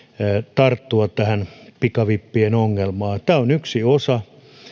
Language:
Finnish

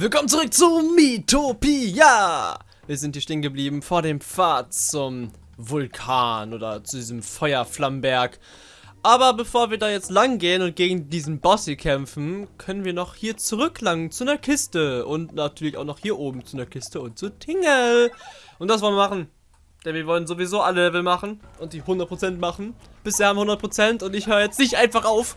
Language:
German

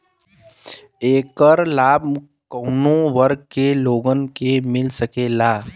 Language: Bhojpuri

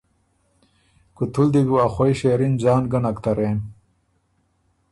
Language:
Ormuri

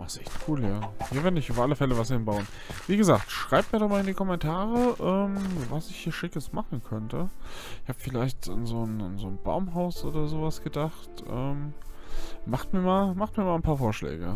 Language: German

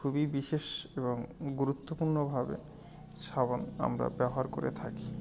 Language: Bangla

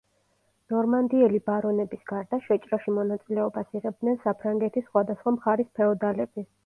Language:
Georgian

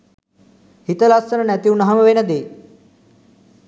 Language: Sinhala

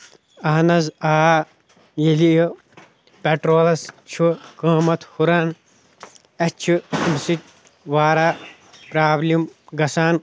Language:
Kashmiri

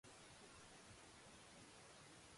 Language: Japanese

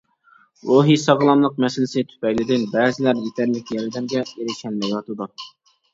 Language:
Uyghur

